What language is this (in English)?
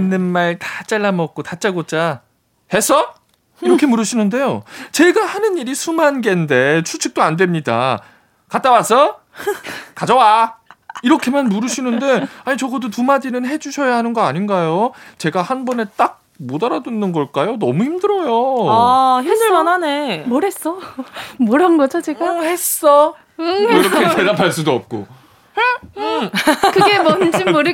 Korean